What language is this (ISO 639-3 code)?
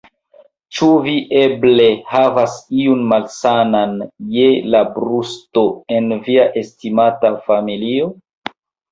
epo